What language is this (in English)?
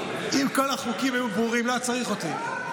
Hebrew